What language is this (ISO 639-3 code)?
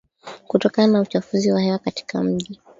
swa